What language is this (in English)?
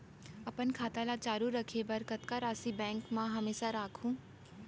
Chhattisgarhi